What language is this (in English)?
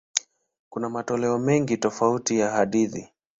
Swahili